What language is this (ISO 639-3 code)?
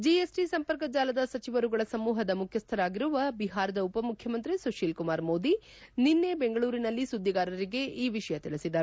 kan